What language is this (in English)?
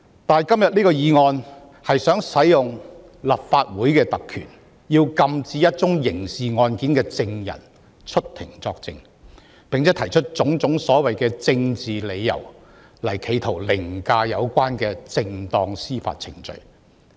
Cantonese